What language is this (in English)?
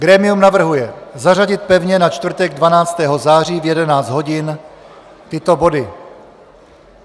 Czech